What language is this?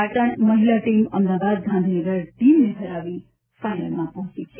Gujarati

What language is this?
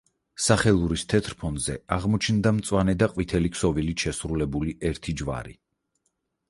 Georgian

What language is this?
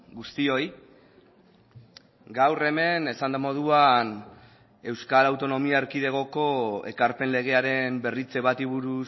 Basque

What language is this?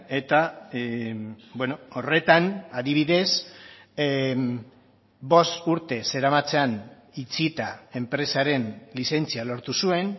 Basque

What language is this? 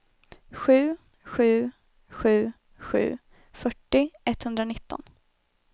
Swedish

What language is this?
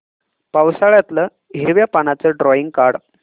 Marathi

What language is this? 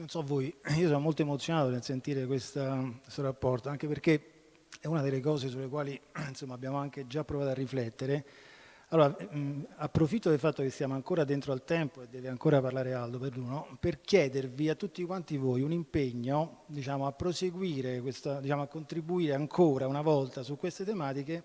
Italian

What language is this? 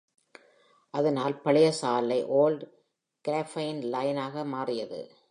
Tamil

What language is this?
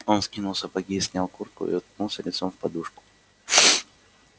Russian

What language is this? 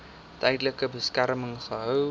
Afrikaans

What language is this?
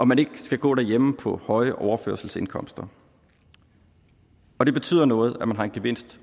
Danish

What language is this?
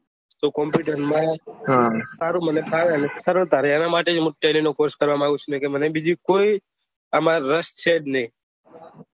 Gujarati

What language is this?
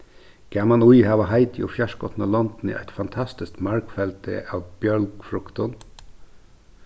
Faroese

